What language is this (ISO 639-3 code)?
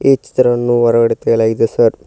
kan